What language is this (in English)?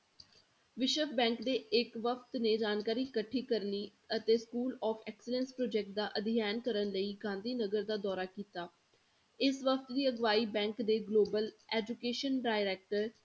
Punjabi